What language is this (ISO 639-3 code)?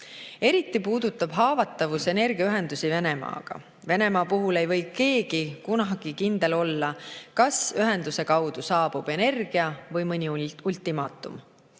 est